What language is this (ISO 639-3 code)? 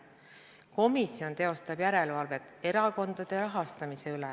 est